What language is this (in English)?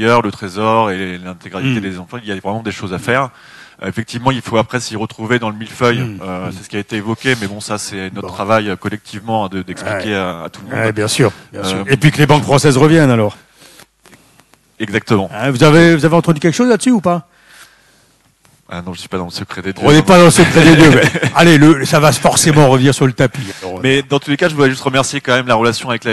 French